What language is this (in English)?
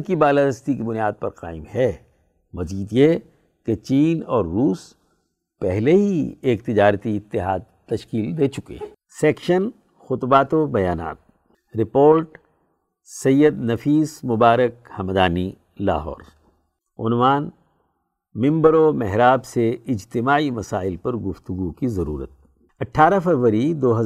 Urdu